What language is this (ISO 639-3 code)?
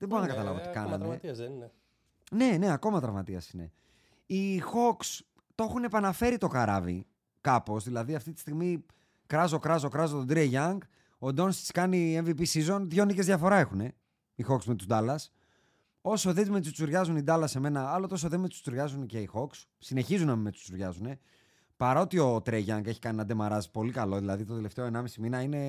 ell